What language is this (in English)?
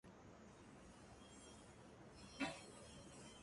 Cantonese